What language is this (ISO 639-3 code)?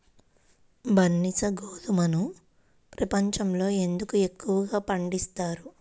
tel